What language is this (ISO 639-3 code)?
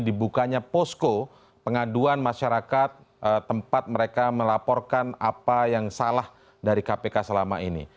ind